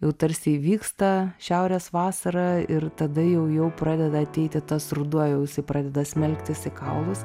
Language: Lithuanian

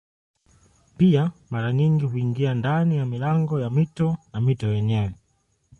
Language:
Swahili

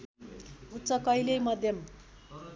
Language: Nepali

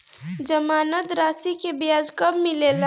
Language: Bhojpuri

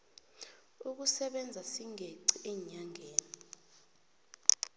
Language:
South Ndebele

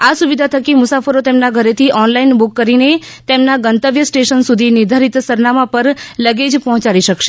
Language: Gujarati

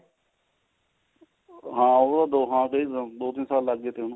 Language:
Punjabi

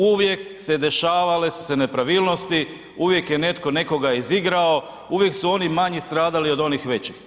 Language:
Croatian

